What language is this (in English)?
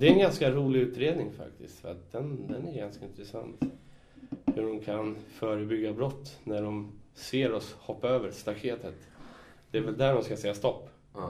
Swedish